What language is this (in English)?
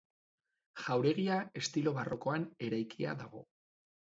Basque